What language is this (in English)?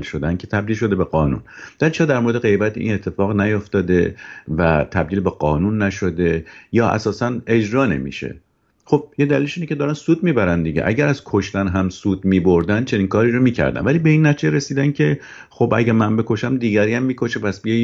Persian